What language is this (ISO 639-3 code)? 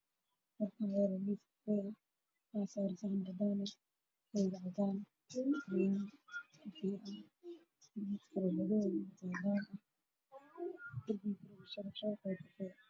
som